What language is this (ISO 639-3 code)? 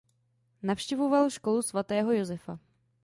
ces